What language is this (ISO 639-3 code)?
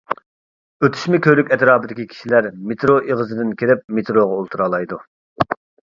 uig